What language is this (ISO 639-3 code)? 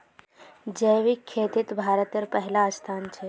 mag